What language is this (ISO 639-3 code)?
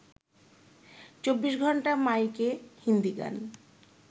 ben